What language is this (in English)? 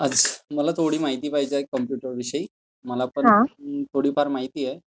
Marathi